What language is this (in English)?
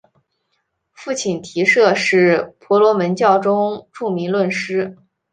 Chinese